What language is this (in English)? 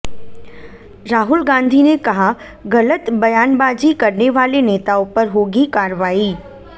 Hindi